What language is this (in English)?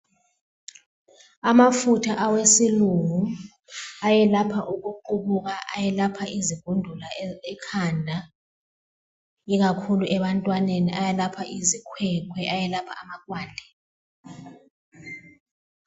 North Ndebele